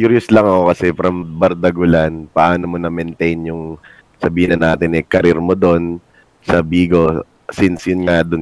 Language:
Filipino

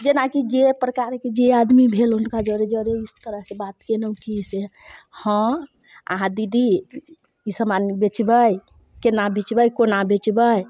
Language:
Maithili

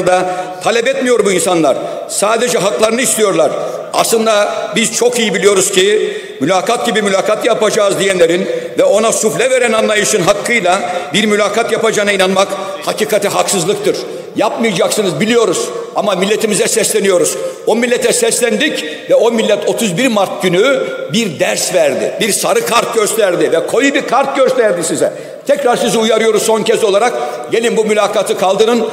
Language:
Turkish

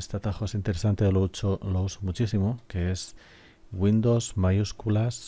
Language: Spanish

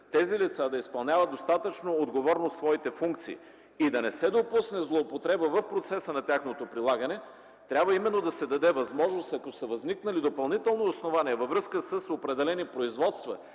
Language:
Bulgarian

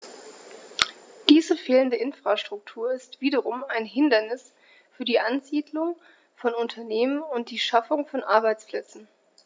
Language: German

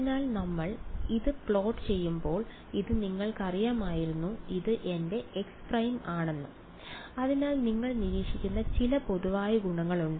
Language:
Malayalam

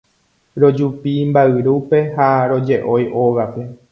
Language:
Guarani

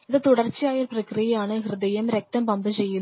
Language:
Malayalam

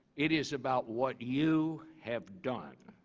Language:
English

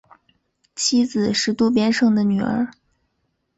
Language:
Chinese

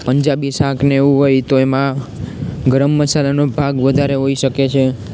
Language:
Gujarati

